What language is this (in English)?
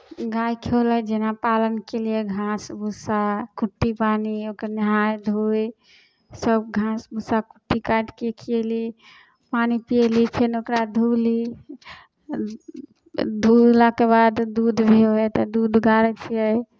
Maithili